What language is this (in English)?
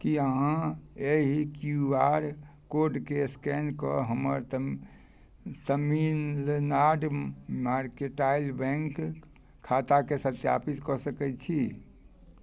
Maithili